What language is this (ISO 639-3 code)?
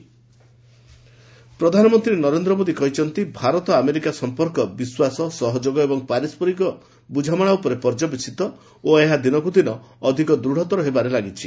ori